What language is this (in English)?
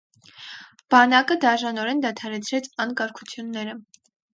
Armenian